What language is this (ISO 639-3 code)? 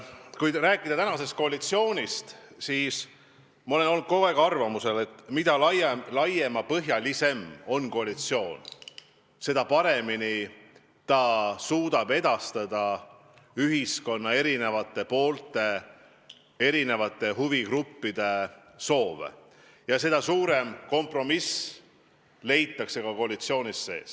est